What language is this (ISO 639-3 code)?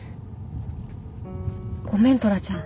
jpn